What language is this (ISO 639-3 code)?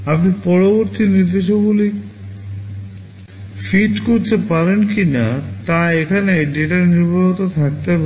ben